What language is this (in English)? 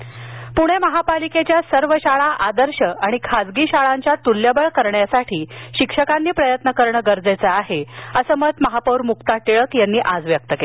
Marathi